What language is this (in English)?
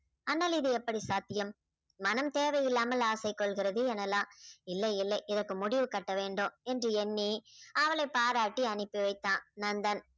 Tamil